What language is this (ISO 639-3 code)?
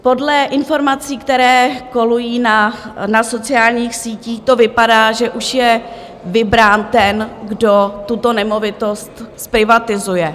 ces